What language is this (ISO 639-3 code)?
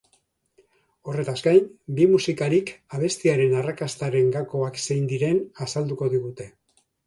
eus